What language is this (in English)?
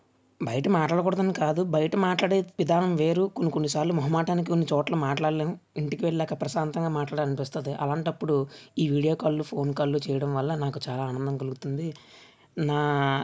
Telugu